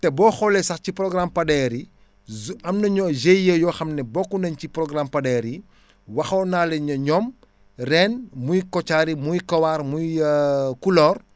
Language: Wolof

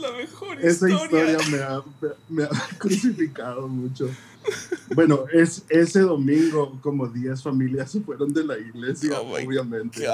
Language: Spanish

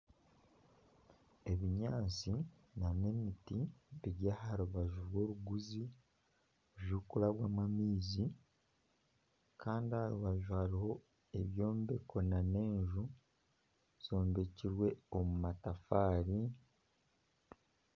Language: Nyankole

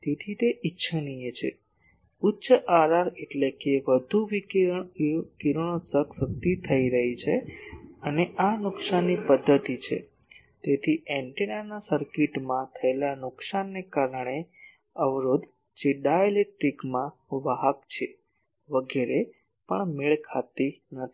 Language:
Gujarati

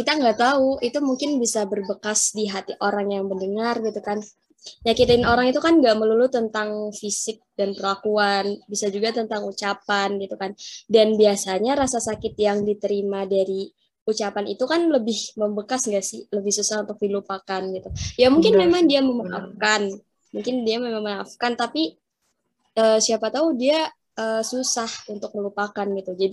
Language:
Indonesian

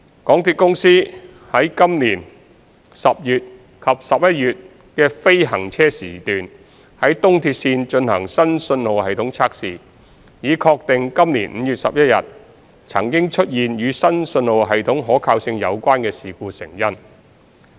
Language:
Cantonese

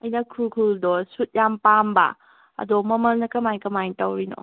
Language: Manipuri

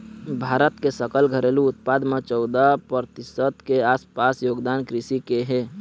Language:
Chhattisgarhi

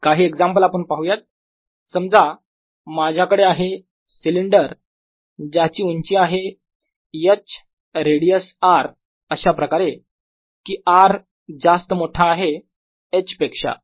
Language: Marathi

